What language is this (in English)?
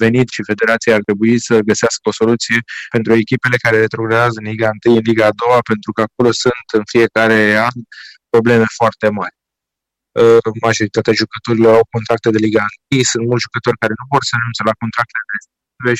Romanian